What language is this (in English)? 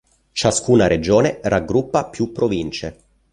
Italian